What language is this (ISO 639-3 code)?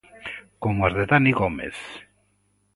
glg